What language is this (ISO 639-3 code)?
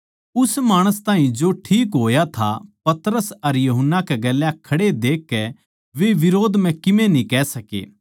bgc